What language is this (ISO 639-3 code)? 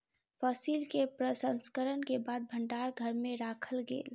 mai